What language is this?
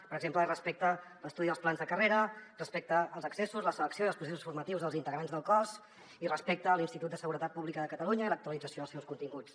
Catalan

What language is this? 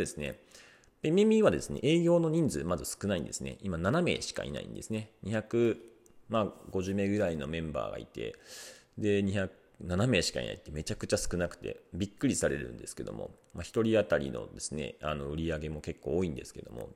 Japanese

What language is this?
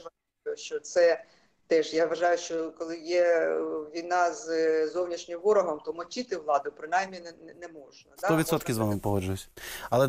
Ukrainian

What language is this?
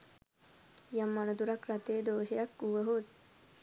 Sinhala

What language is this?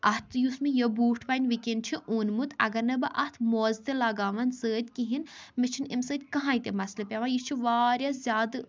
Kashmiri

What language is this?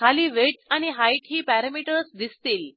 Marathi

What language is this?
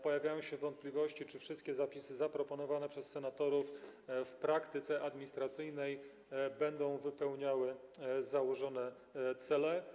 Polish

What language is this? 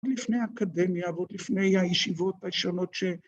Hebrew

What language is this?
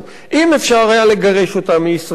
Hebrew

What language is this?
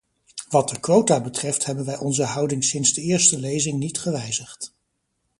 Dutch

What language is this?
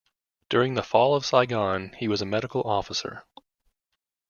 English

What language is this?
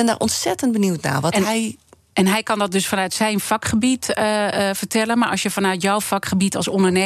Dutch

